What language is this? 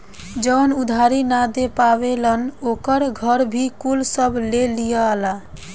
Bhojpuri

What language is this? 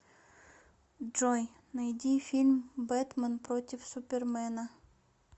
Russian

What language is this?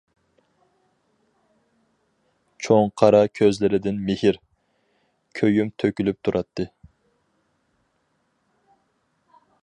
Uyghur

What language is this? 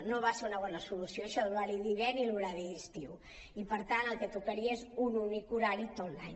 Catalan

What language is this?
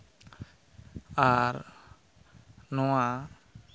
Santali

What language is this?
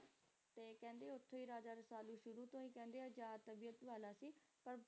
Punjabi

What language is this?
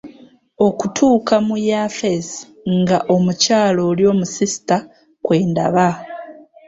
Ganda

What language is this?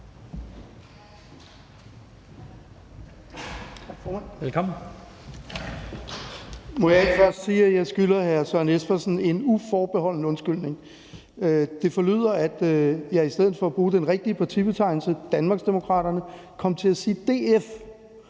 Danish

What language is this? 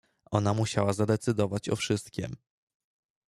Polish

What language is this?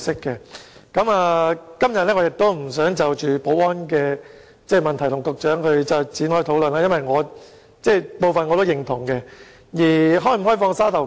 Cantonese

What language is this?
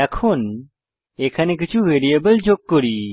Bangla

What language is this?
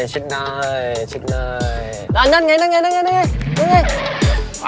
Thai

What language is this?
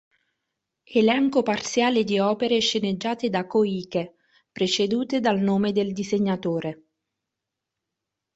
Italian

